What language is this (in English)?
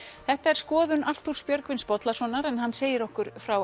Icelandic